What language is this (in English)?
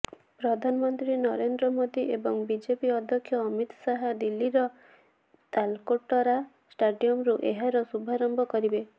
Odia